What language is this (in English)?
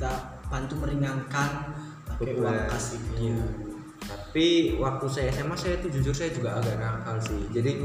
Indonesian